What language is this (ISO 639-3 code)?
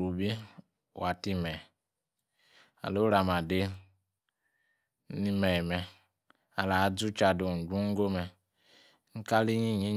ekr